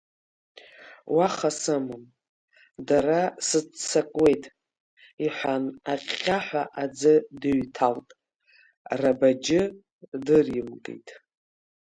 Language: Abkhazian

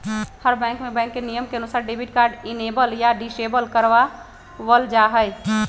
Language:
Magahi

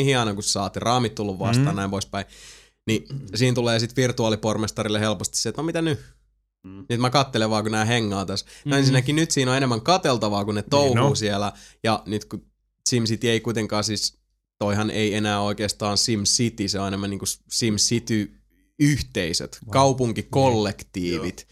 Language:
Finnish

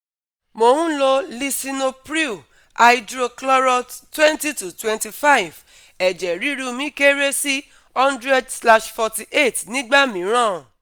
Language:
Yoruba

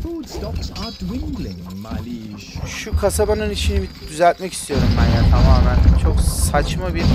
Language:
Turkish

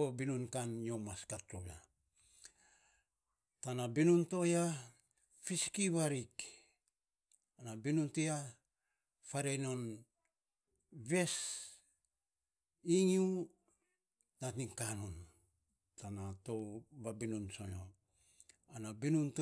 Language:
Saposa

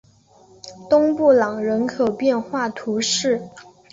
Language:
Chinese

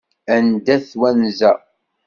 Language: Kabyle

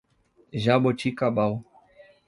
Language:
Portuguese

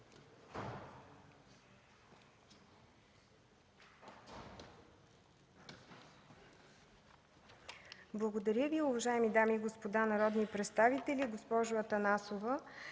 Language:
Bulgarian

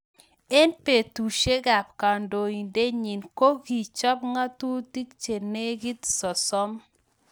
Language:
Kalenjin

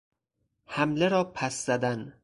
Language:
Persian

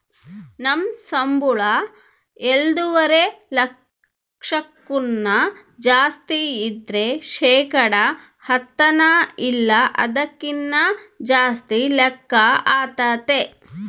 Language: Kannada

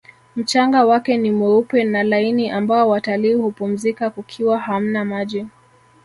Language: Swahili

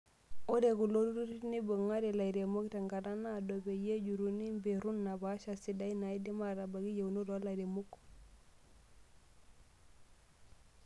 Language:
Masai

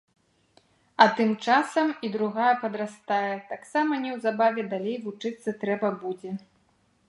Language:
Belarusian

